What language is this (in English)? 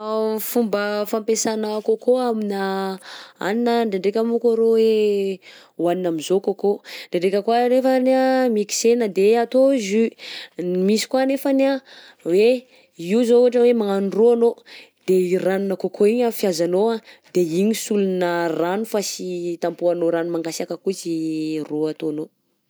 Southern Betsimisaraka Malagasy